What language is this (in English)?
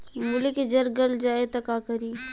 Bhojpuri